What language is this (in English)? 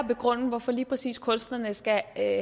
Danish